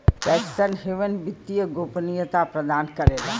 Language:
Bhojpuri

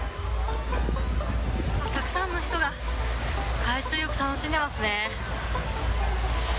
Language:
Japanese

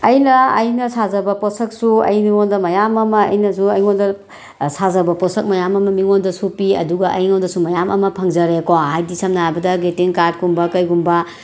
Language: Manipuri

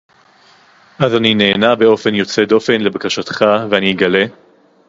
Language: Hebrew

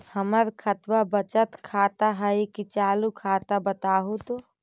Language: Magahi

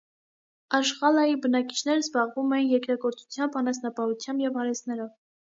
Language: Armenian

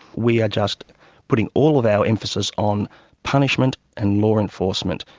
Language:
English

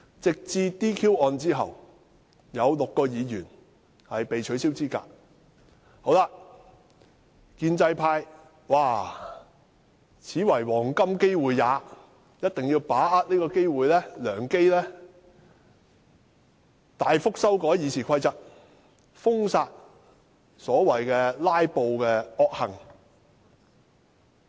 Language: Cantonese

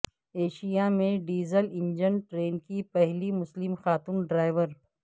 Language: Urdu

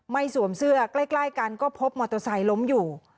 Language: Thai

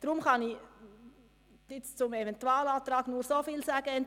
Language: Swiss German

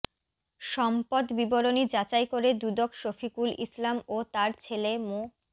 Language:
Bangla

